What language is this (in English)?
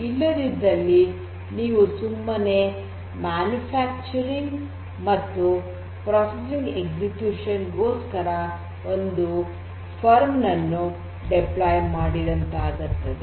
Kannada